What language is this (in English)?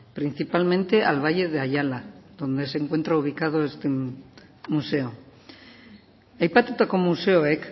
Spanish